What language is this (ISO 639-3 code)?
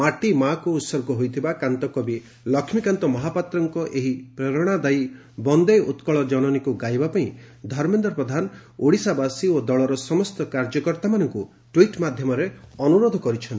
ori